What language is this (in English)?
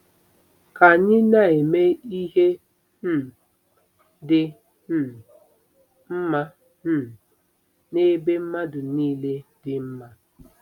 Igbo